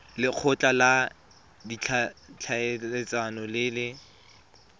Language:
Tswana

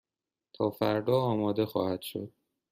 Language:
Persian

